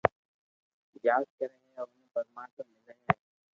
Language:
Loarki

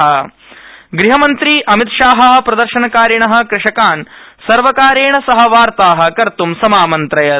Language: Sanskrit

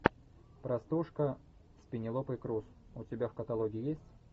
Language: Russian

